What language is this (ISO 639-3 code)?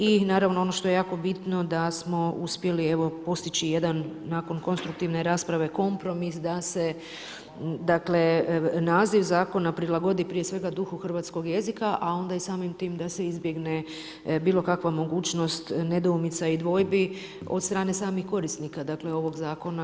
hrv